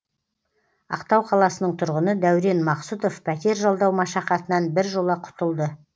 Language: Kazakh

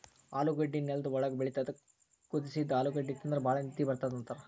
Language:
Kannada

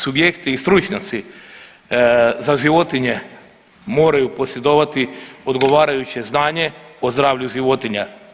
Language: Croatian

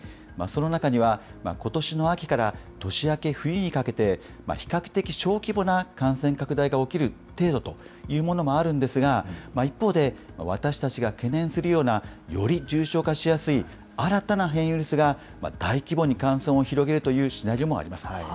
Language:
Japanese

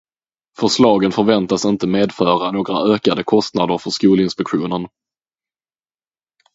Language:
Swedish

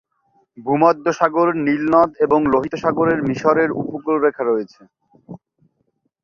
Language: Bangla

